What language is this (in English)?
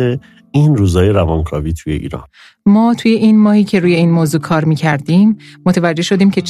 Persian